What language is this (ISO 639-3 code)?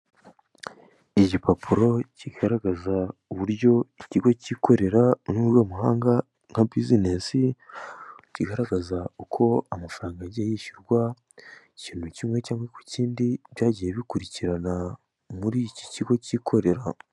kin